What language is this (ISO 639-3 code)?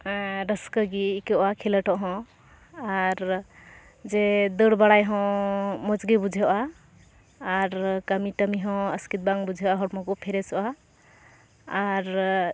sat